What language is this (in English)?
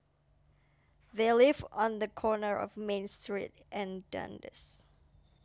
Javanese